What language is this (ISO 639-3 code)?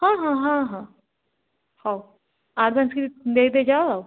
ori